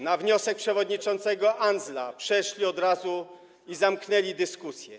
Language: Polish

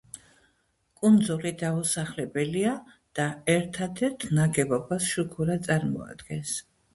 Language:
Georgian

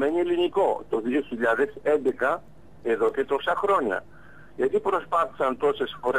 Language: Greek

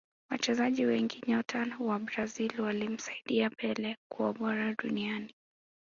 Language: Swahili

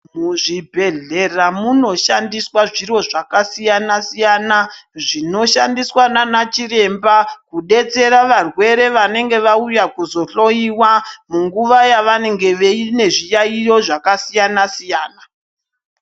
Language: Ndau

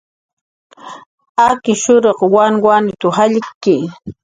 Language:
Jaqaru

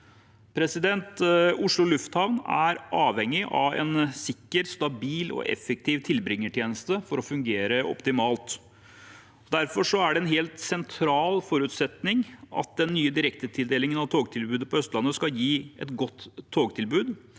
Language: Norwegian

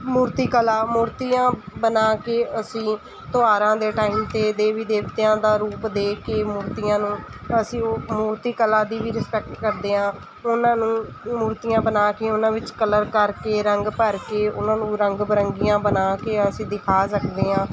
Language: Punjabi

